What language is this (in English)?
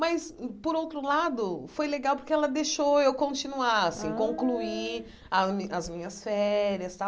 Portuguese